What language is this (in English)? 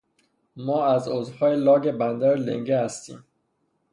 Persian